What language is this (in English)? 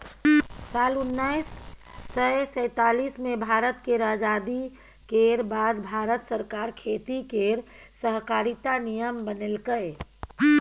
Maithili